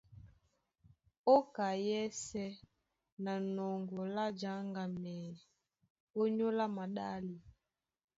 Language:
Duala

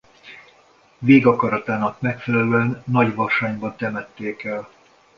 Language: Hungarian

